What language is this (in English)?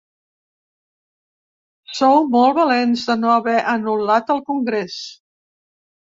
Catalan